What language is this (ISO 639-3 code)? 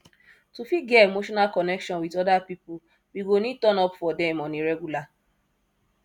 pcm